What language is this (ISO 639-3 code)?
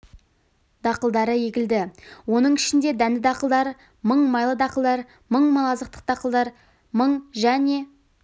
kaz